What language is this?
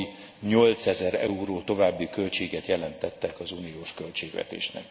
Hungarian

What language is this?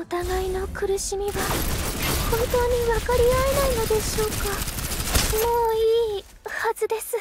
Japanese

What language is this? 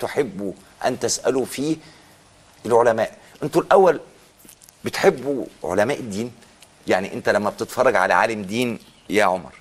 Arabic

